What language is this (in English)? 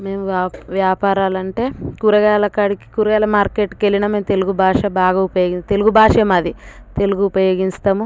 Telugu